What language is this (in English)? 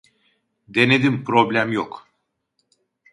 Turkish